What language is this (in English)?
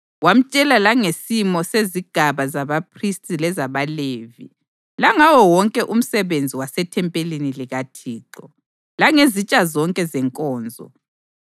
North Ndebele